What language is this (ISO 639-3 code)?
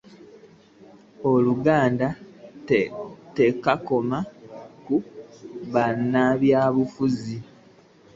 lug